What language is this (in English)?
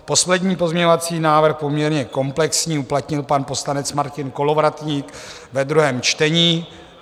Czech